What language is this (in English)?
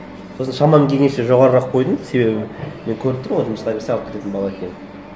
Kazakh